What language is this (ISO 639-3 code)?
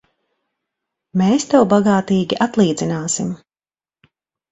lav